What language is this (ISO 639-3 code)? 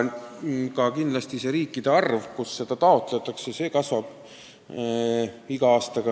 est